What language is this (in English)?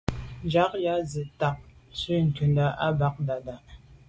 Medumba